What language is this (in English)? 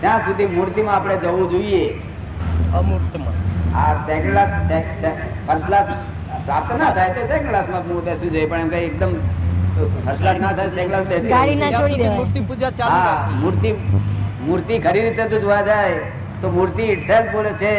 Gujarati